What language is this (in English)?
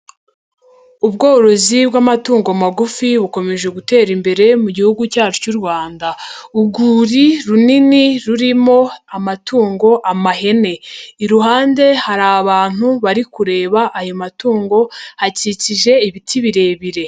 Kinyarwanda